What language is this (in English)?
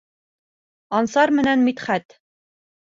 Bashkir